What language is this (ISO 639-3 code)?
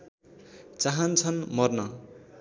nep